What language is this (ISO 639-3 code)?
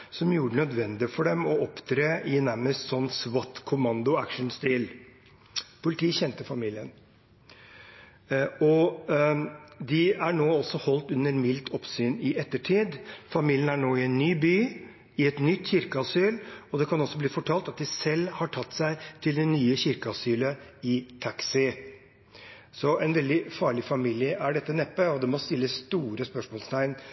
nob